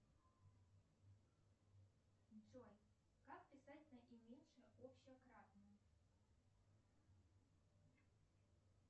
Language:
Russian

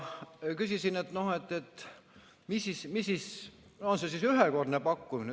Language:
Estonian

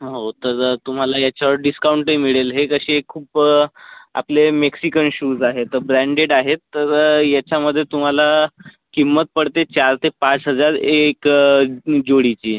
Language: Marathi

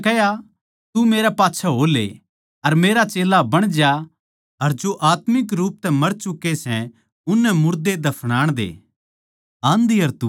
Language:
Haryanvi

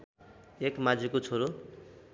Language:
Nepali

